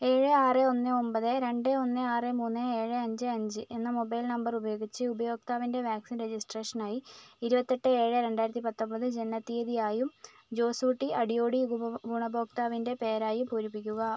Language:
Malayalam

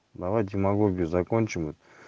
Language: Russian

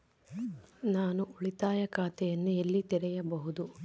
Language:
Kannada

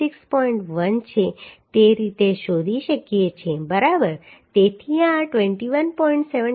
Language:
Gujarati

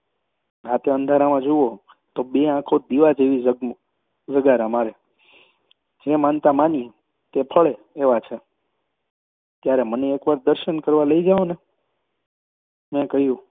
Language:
Gujarati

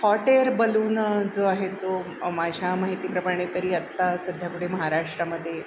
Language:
Marathi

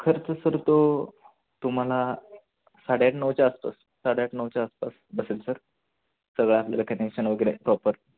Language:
Marathi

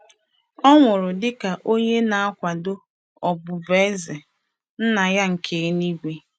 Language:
Igbo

